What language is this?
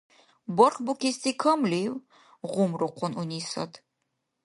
Dargwa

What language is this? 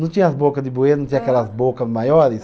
Portuguese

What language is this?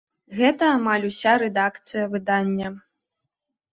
Belarusian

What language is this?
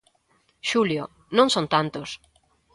Galician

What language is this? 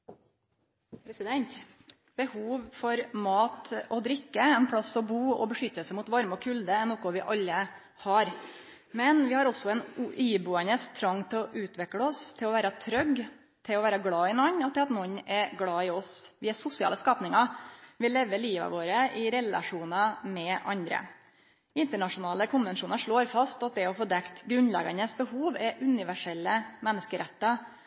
Norwegian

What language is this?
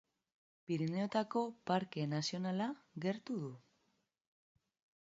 Basque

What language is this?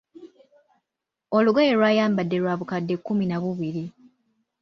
Ganda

